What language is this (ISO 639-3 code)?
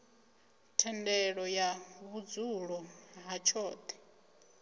ven